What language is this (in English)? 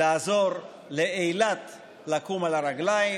Hebrew